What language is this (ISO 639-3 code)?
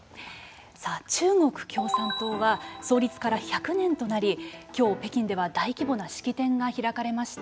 jpn